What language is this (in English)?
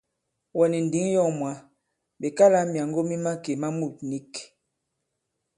Bankon